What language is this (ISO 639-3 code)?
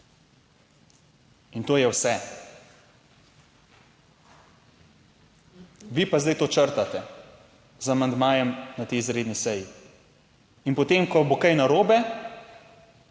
slv